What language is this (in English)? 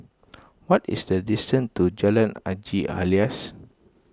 English